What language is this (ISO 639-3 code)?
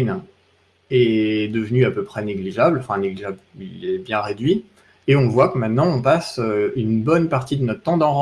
fra